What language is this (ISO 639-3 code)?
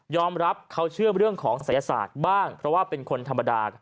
tha